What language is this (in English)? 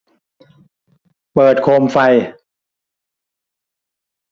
Thai